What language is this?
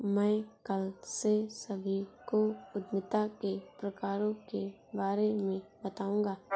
Hindi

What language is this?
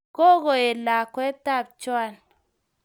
Kalenjin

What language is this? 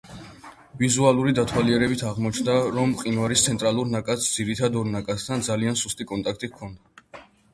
Georgian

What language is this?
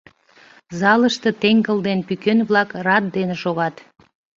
Mari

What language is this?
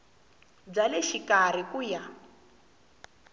Tsonga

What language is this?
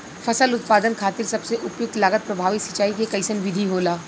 Bhojpuri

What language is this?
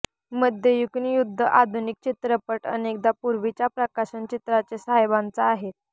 Marathi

